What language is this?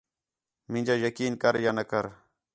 Khetrani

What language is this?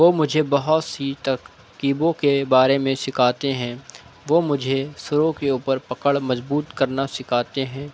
Urdu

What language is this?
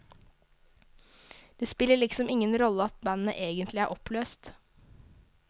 Norwegian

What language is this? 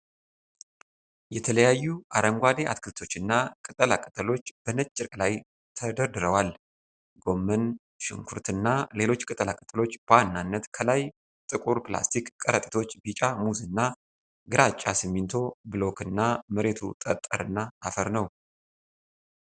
Amharic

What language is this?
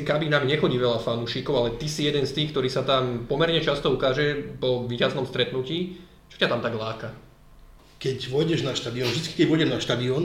Slovak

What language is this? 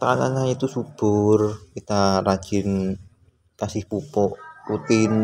Indonesian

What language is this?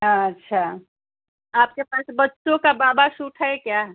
Hindi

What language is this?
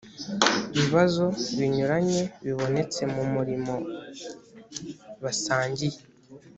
Kinyarwanda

